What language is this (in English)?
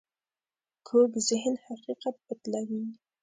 Pashto